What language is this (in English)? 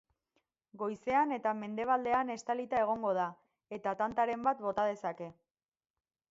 Basque